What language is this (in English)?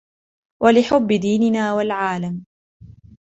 Arabic